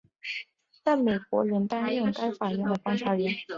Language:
Chinese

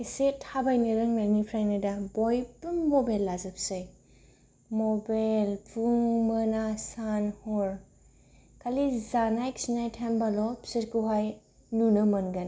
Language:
Bodo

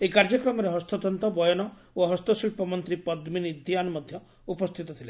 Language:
Odia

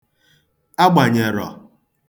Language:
Igbo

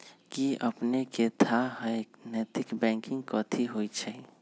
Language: Magahi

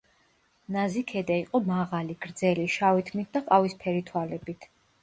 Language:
Georgian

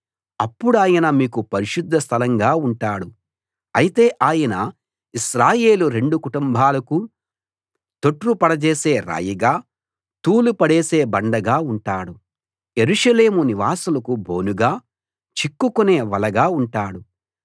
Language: Telugu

